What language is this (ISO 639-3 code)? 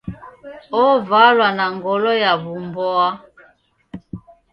dav